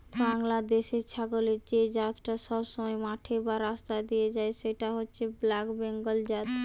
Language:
Bangla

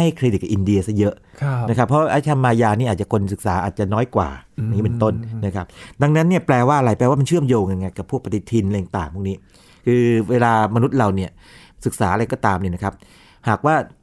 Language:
Thai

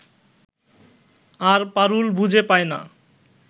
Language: Bangla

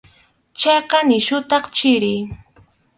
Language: Arequipa-La Unión Quechua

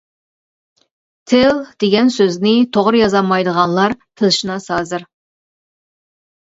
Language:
Uyghur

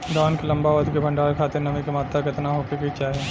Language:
Bhojpuri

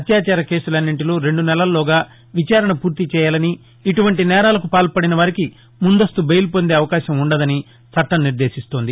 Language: Telugu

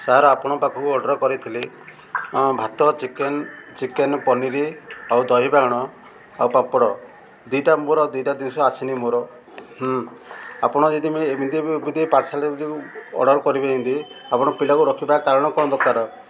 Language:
Odia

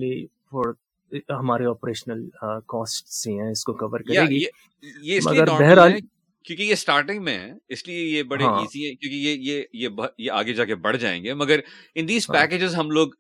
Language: Urdu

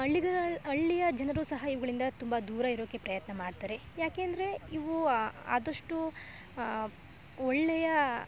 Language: Kannada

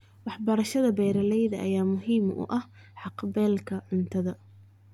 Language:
Somali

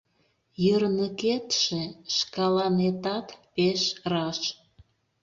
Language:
Mari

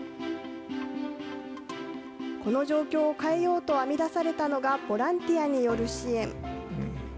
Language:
Japanese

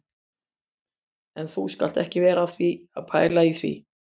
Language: Icelandic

